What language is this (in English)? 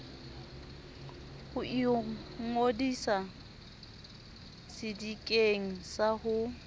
Southern Sotho